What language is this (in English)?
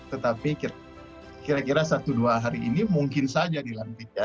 Indonesian